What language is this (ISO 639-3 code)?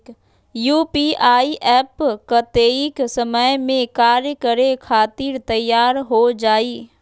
mag